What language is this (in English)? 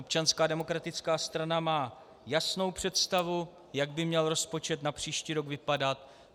Czech